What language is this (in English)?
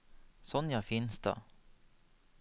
Norwegian